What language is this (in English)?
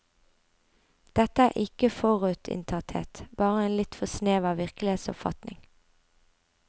Norwegian